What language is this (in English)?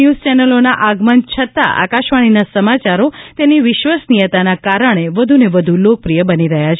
Gujarati